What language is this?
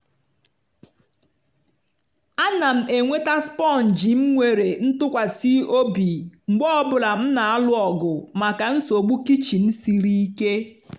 Igbo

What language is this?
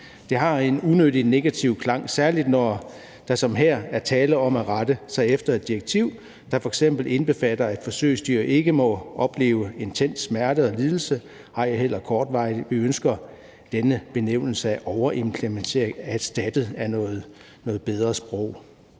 Danish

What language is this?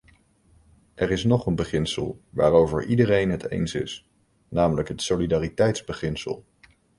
Dutch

